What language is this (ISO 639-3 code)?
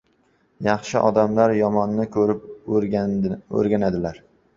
uzb